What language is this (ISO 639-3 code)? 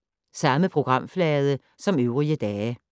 dan